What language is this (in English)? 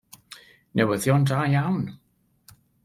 Welsh